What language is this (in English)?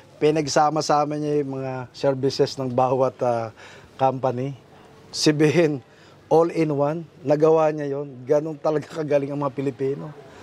Filipino